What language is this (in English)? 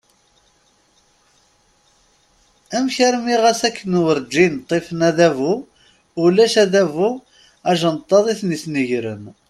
Kabyle